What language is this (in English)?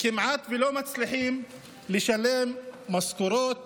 Hebrew